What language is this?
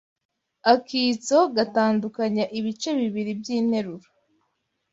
Kinyarwanda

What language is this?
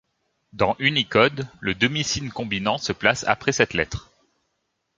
French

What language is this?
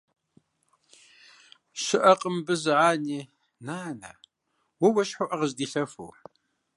Kabardian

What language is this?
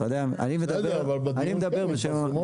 Hebrew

